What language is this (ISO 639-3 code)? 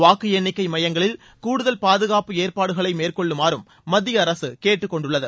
tam